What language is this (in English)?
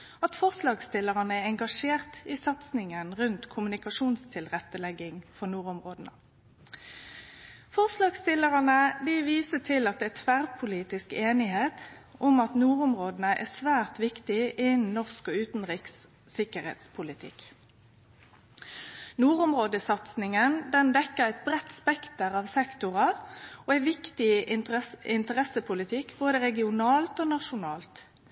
Norwegian Nynorsk